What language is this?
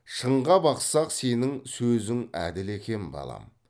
Kazakh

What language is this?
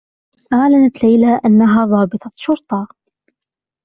Arabic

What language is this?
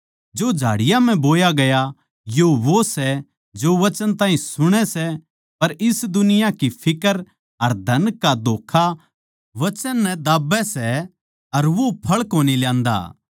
Haryanvi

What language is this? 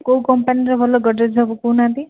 Odia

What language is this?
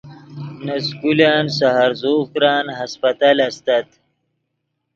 Yidgha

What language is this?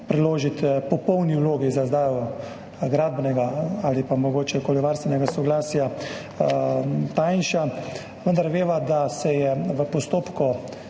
Slovenian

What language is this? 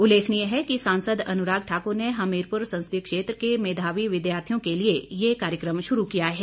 Hindi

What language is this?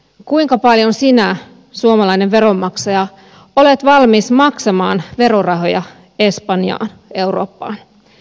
Finnish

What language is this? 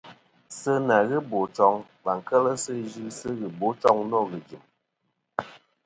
Kom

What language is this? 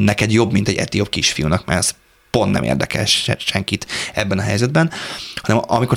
Hungarian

